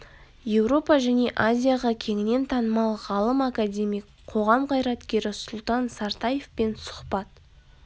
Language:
Kazakh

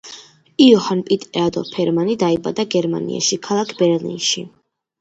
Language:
Georgian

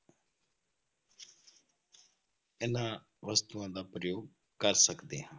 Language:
Punjabi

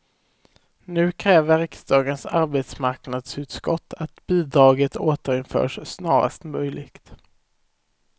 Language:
Swedish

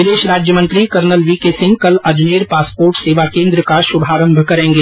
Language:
Hindi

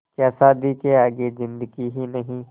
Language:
Hindi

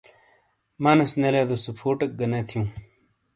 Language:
Shina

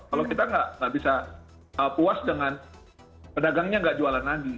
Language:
Indonesian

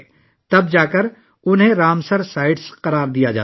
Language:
Urdu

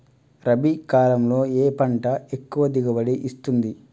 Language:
Telugu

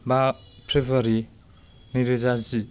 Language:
Bodo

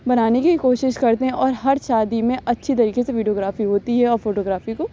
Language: Urdu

